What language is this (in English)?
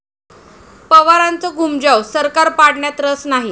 Marathi